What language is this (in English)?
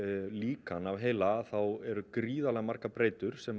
Icelandic